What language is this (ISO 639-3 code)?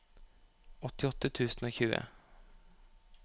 nor